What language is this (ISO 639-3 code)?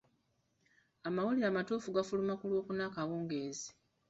lug